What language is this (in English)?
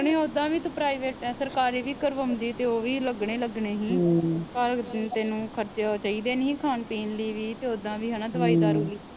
Punjabi